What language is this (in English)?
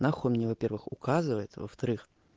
Russian